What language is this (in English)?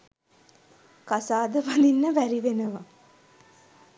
Sinhala